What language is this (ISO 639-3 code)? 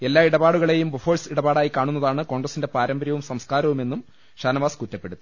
mal